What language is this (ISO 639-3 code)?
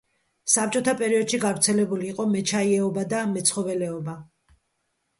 kat